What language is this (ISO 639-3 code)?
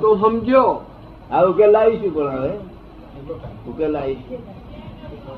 guj